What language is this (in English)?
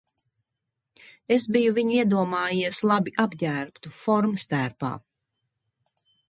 Latvian